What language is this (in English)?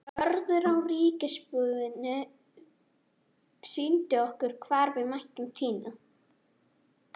Icelandic